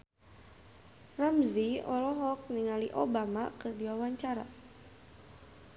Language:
Sundanese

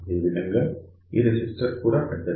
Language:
Telugu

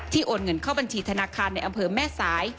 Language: Thai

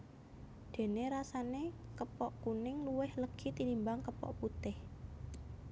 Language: Javanese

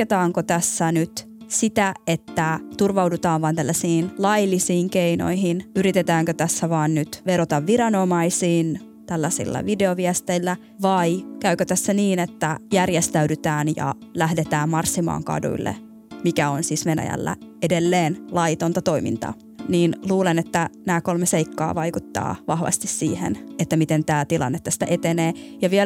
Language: Finnish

